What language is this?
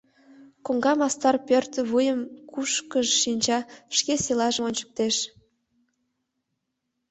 Mari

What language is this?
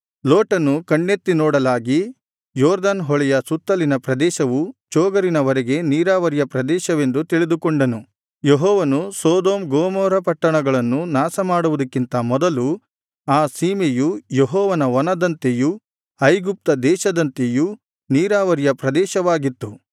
Kannada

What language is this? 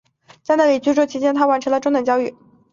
Chinese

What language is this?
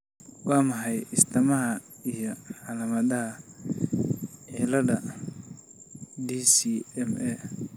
Somali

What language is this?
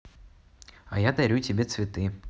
Russian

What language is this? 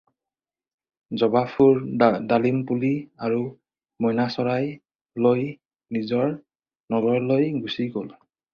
Assamese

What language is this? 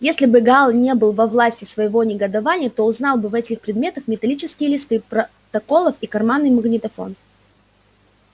Russian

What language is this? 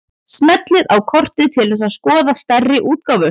Icelandic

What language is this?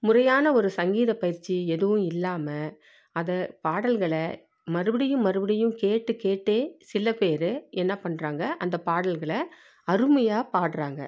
Tamil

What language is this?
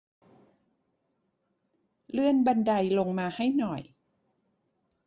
Thai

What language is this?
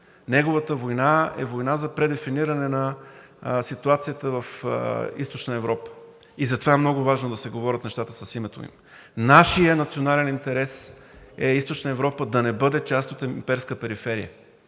Bulgarian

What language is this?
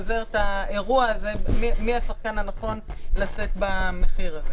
Hebrew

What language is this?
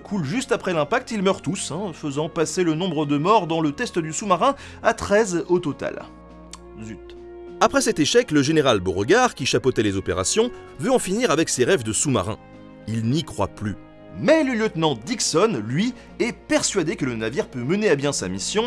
French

